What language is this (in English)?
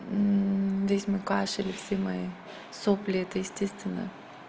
Russian